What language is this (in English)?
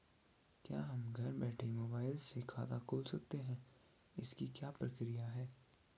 Hindi